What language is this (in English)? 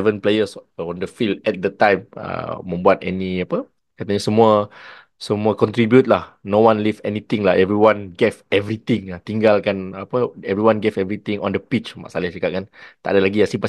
Malay